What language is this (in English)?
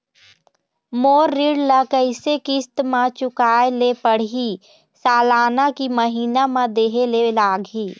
Chhattisgarhi